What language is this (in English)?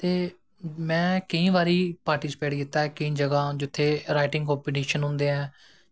Dogri